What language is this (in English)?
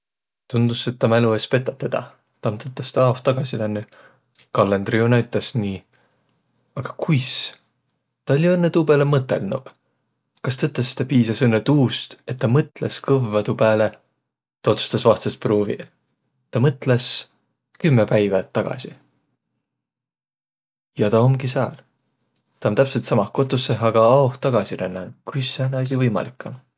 Võro